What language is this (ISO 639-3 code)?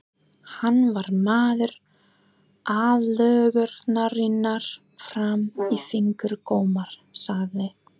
isl